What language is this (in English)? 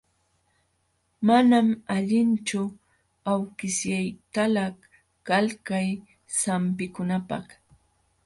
Jauja Wanca Quechua